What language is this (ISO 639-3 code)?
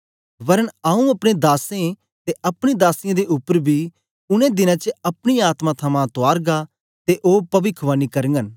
doi